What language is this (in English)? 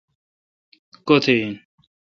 Kalkoti